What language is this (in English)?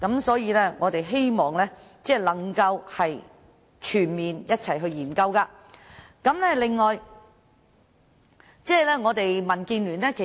Cantonese